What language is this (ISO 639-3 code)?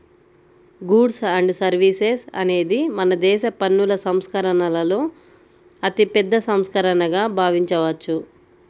tel